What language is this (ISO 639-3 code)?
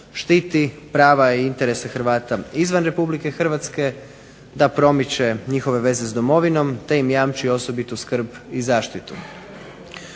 hrv